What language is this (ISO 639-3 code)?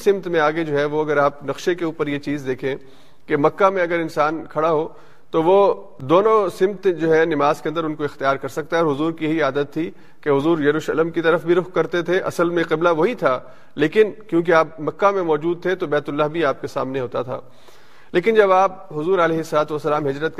urd